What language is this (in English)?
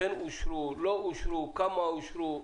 Hebrew